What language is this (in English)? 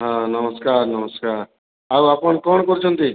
Odia